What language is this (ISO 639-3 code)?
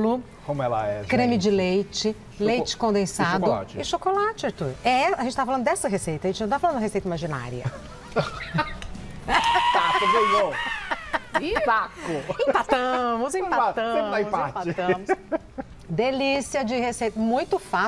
por